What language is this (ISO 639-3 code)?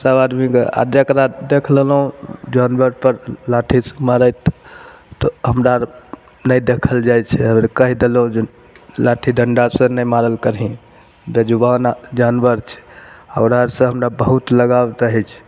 mai